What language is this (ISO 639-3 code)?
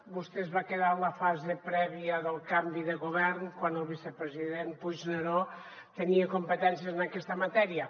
cat